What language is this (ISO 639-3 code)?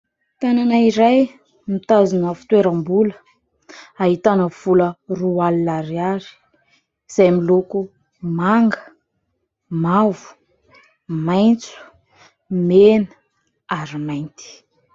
mlg